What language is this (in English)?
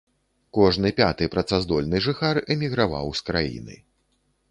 Belarusian